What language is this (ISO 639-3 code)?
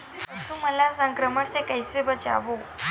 hne